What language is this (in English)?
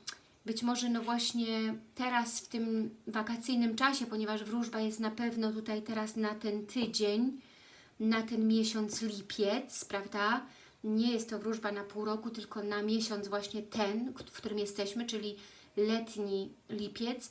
Polish